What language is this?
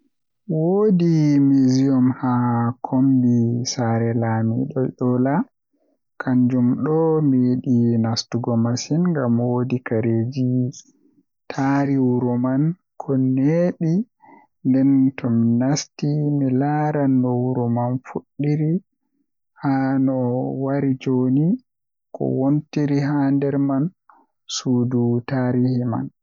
Western Niger Fulfulde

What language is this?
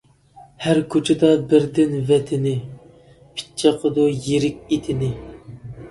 Uyghur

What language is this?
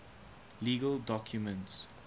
English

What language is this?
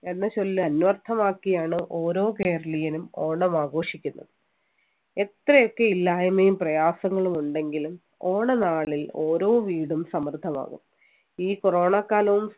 Malayalam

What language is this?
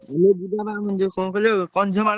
Odia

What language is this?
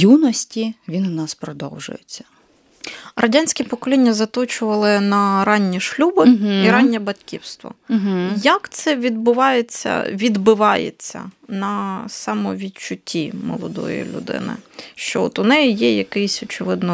Ukrainian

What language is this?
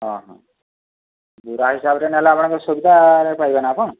Odia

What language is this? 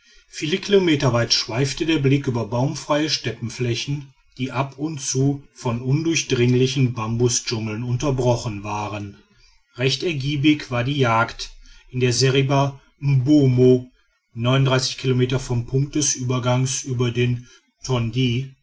German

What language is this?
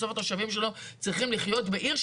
Hebrew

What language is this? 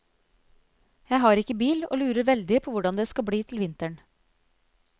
Norwegian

